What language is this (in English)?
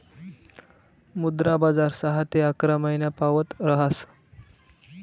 Marathi